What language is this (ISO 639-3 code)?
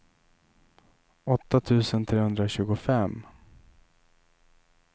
swe